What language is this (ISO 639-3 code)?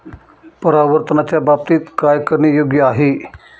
mar